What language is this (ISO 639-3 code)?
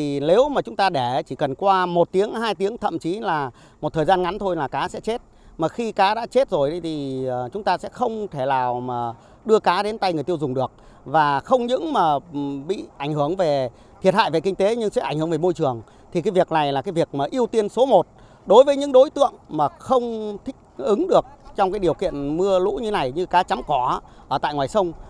vie